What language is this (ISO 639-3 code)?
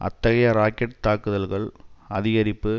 tam